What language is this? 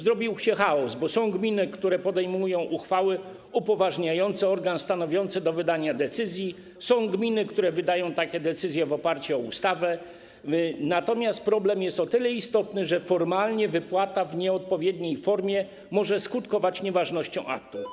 Polish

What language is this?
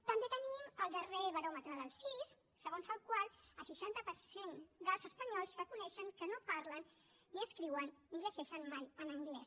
Catalan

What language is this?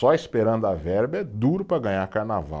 Portuguese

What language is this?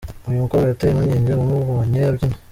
Kinyarwanda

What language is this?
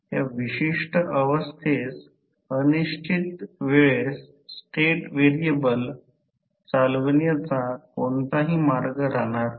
Marathi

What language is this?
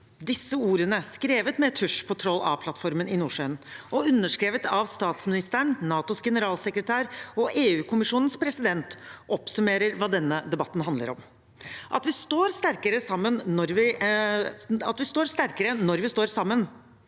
Norwegian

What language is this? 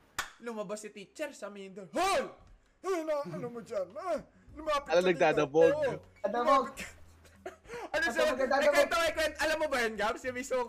Filipino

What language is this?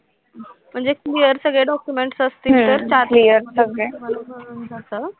Marathi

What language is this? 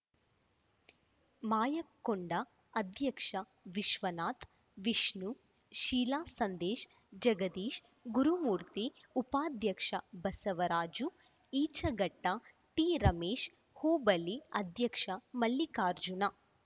Kannada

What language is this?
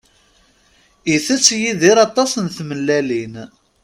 Kabyle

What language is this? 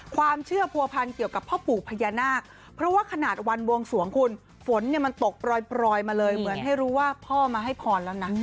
Thai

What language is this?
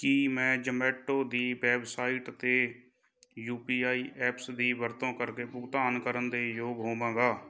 Punjabi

